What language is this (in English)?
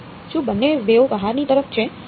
Gujarati